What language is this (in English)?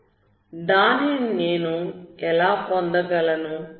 Telugu